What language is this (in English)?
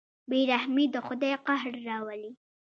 Pashto